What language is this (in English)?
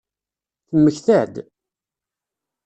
Kabyle